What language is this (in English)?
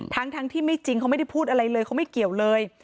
Thai